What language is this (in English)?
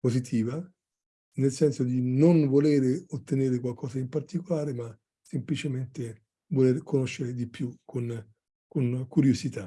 Italian